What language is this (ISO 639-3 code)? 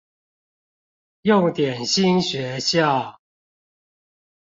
zho